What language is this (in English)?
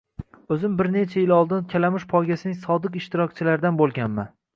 Uzbek